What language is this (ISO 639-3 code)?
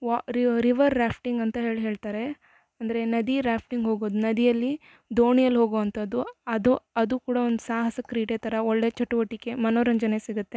kan